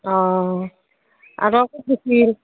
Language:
Assamese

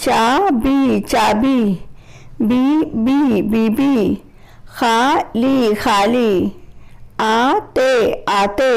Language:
Hindi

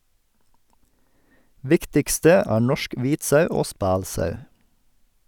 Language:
Norwegian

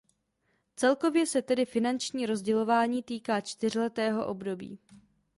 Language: Czech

